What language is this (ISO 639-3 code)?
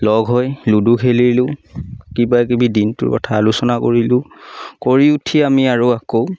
asm